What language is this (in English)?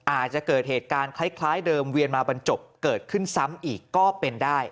Thai